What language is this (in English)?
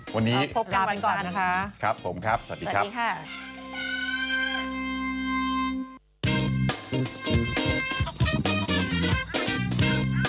Thai